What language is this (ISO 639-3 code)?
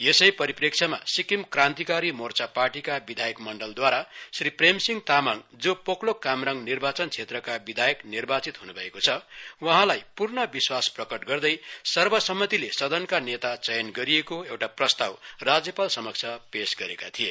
nep